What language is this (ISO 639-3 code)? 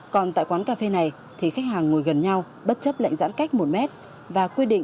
vie